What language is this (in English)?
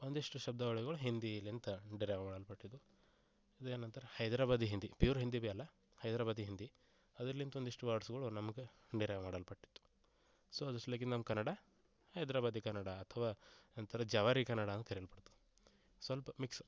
Kannada